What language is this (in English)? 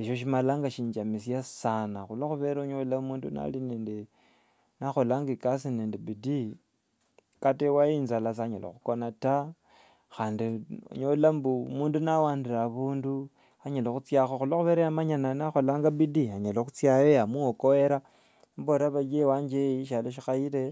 Wanga